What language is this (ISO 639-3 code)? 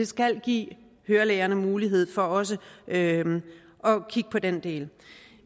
dan